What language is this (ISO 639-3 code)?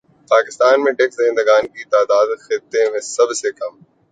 urd